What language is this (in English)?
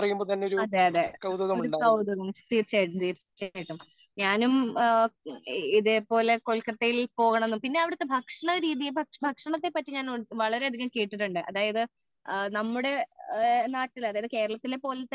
Malayalam